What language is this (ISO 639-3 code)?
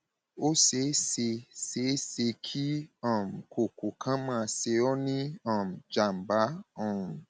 yor